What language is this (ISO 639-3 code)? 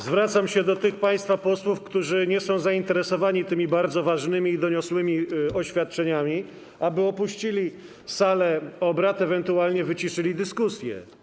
pol